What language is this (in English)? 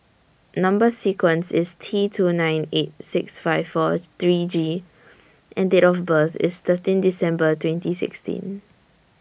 English